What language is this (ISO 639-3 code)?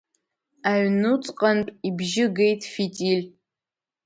abk